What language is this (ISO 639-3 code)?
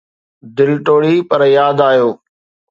snd